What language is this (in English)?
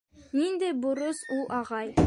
Bashkir